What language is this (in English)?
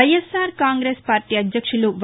Telugu